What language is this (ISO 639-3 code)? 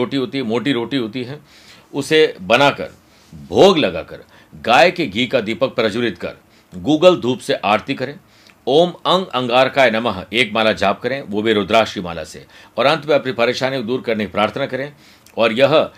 hin